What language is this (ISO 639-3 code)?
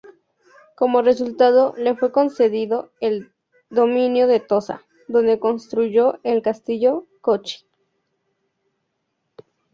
spa